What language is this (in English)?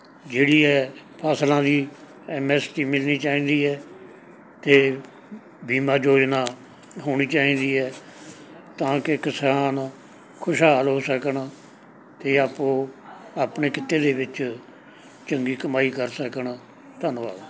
Punjabi